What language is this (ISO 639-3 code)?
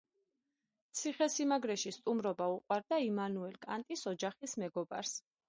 kat